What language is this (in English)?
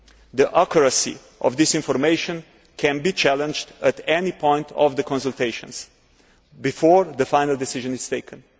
English